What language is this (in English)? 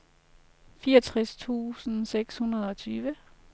Danish